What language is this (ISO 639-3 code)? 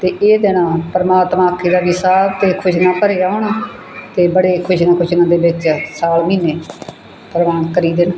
pan